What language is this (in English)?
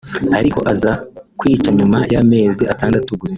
Kinyarwanda